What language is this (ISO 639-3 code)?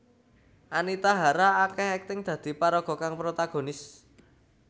jav